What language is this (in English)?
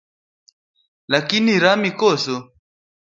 Luo (Kenya and Tanzania)